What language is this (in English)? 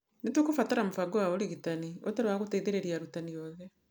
Kikuyu